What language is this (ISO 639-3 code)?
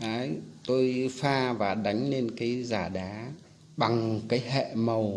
vie